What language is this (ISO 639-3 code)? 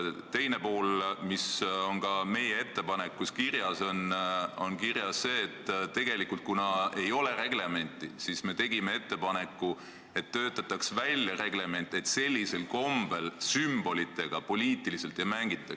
est